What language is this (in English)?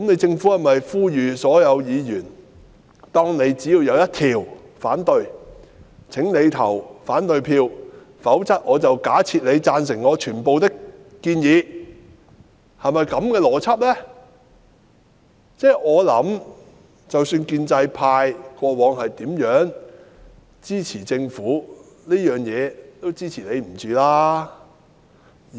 Cantonese